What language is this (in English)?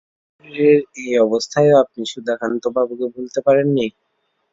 Bangla